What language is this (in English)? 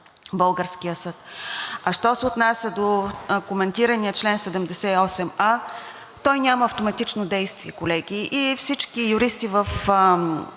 Bulgarian